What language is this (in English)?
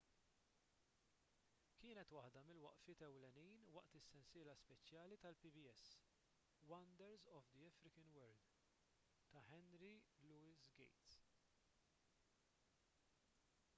Maltese